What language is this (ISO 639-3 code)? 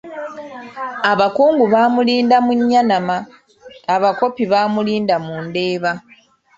lug